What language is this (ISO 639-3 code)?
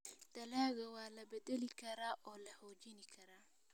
som